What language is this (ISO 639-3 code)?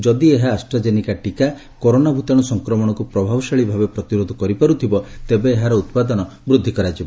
ori